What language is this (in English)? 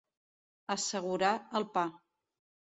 Catalan